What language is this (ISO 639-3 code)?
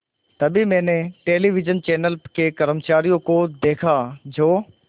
hin